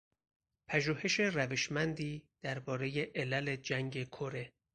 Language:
Persian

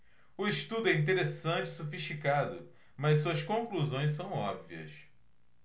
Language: Portuguese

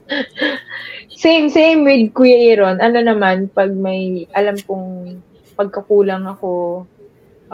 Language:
Filipino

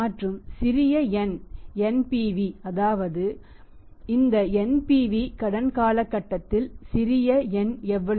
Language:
Tamil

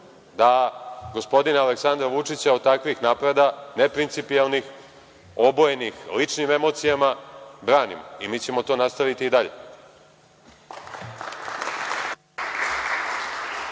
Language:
Serbian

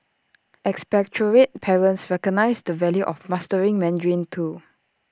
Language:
English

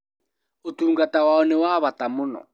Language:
Kikuyu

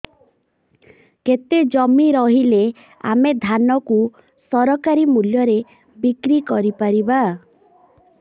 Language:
Odia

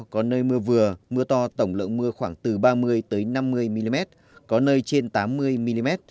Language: Vietnamese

